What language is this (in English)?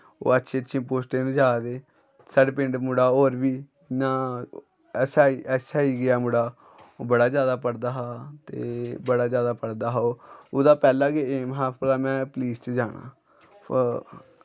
Dogri